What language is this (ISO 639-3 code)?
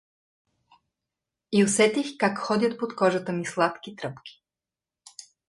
bul